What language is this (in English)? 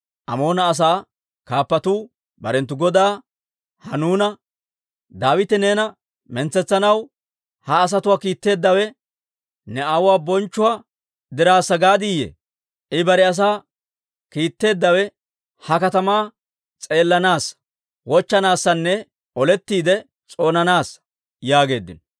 Dawro